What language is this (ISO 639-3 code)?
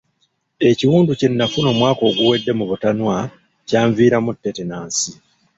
lug